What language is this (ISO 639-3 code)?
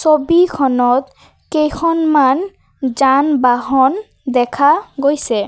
asm